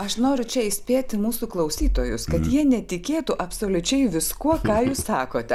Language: Lithuanian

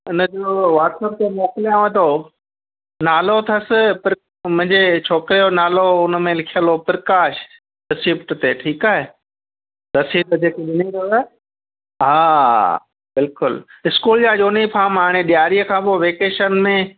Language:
Sindhi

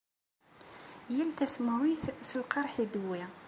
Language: Kabyle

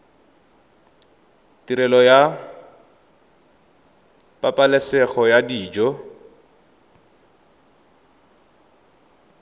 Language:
Tswana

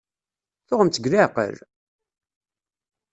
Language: Kabyle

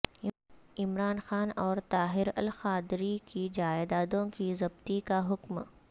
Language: Urdu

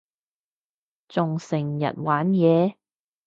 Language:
Cantonese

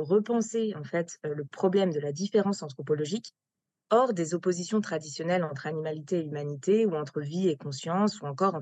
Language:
French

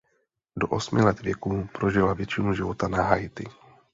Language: Czech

